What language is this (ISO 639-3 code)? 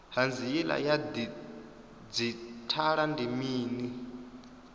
ven